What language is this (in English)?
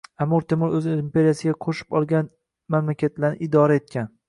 Uzbek